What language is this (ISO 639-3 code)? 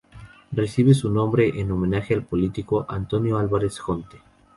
spa